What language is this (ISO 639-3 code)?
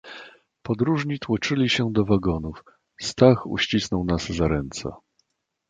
pol